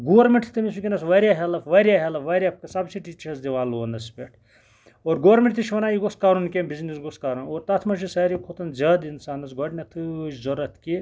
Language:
Kashmiri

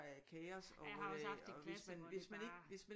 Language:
Danish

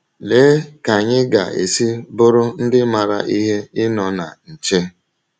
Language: Igbo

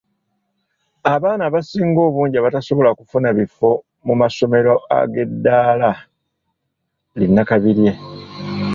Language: Ganda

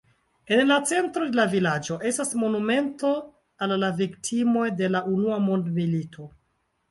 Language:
Esperanto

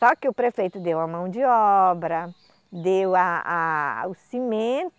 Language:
Portuguese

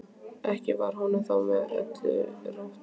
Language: Icelandic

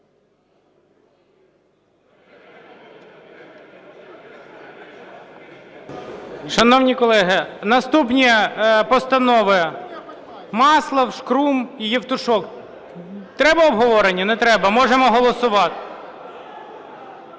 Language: Ukrainian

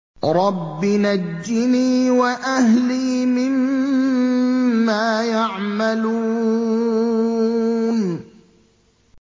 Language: Arabic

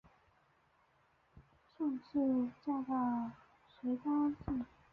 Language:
Chinese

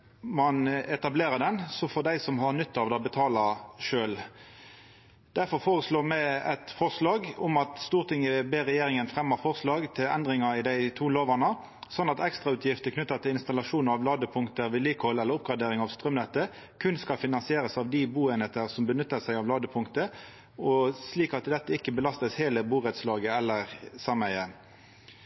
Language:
Norwegian Nynorsk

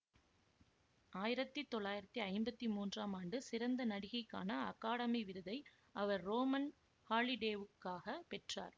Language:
Tamil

